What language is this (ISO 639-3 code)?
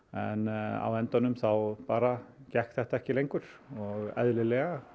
isl